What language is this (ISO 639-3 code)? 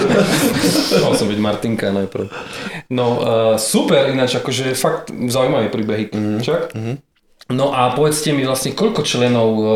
slk